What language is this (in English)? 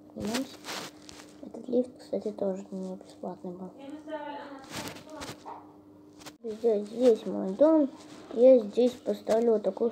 Russian